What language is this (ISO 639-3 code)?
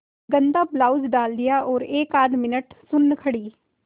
hin